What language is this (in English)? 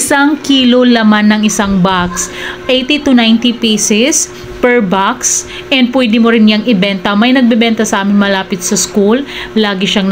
Filipino